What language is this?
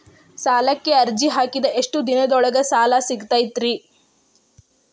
Kannada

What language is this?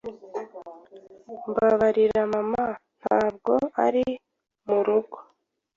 Kinyarwanda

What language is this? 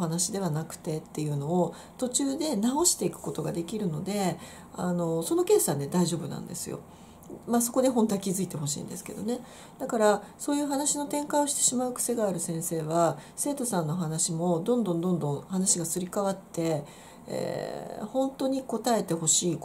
Japanese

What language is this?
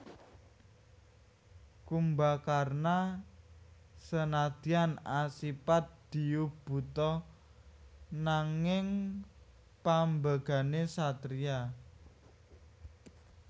Javanese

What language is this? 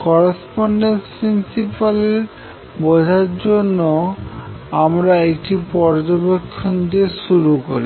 Bangla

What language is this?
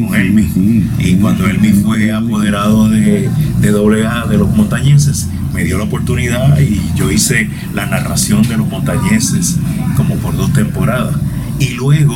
Spanish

